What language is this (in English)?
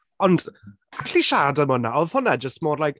Welsh